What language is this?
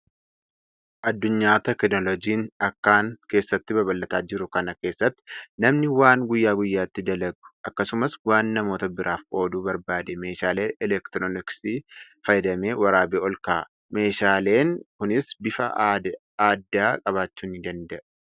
Oromo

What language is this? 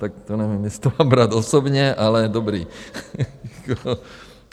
Czech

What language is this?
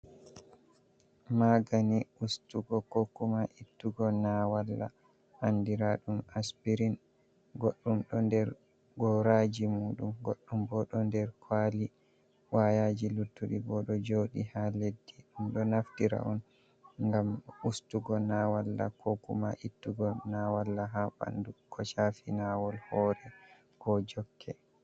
Fula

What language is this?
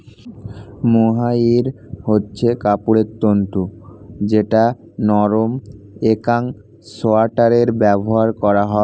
Bangla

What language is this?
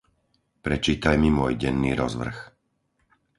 Slovak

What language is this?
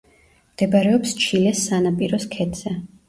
Georgian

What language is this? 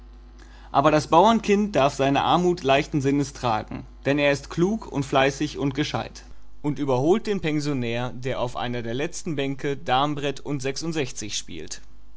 German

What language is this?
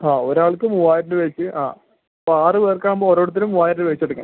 Malayalam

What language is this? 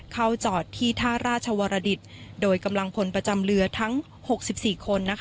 Thai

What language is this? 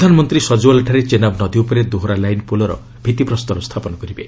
Odia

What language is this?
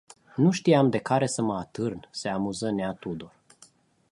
Romanian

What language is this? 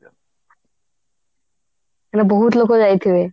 Odia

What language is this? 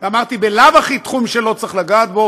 Hebrew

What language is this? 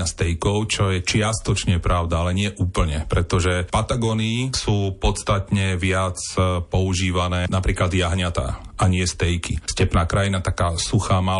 Slovak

